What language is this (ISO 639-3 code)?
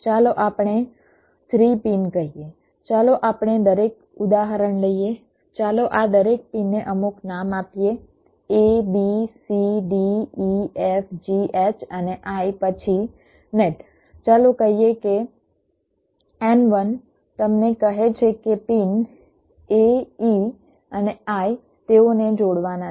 guj